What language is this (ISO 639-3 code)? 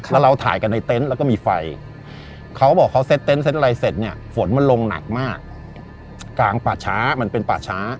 tha